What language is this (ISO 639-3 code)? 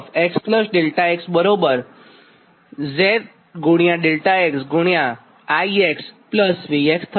guj